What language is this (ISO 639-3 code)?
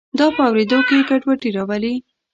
pus